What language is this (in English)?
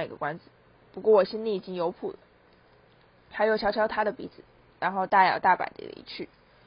Chinese